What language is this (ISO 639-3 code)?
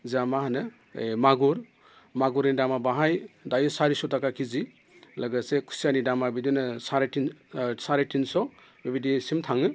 brx